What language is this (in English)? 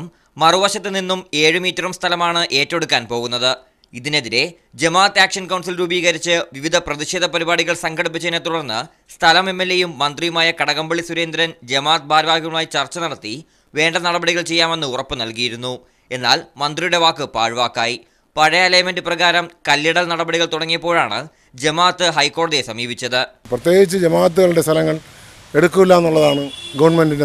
Malayalam